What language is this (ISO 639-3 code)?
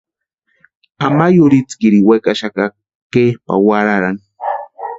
pua